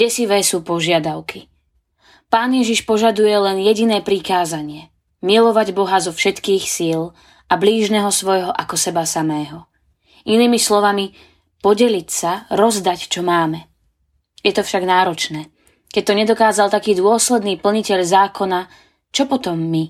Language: Slovak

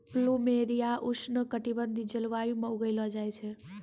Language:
Maithili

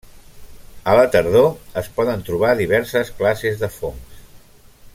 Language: Catalan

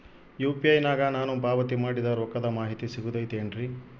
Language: Kannada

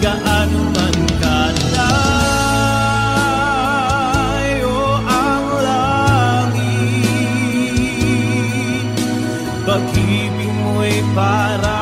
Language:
Indonesian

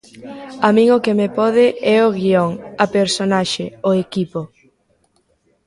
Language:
Galician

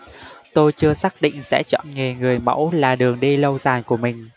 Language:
Vietnamese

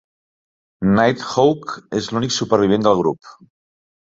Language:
Catalan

